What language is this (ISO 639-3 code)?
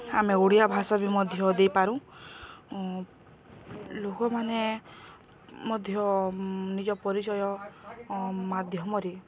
ori